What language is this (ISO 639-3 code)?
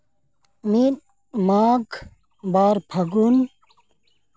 sat